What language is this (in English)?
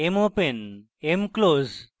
Bangla